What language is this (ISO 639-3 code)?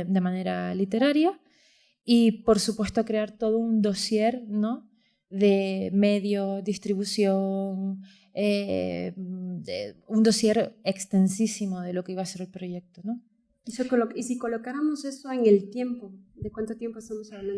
spa